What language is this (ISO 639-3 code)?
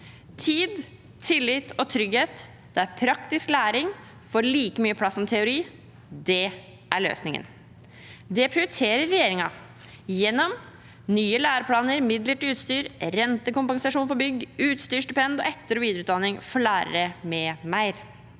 nor